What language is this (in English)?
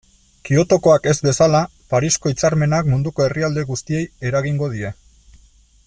Basque